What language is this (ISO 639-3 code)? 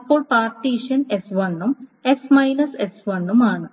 mal